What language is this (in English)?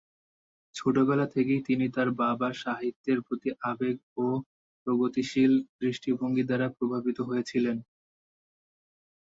Bangla